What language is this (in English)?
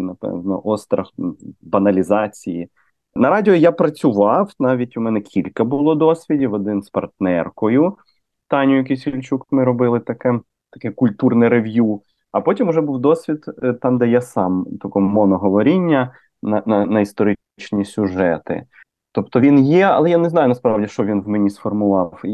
Ukrainian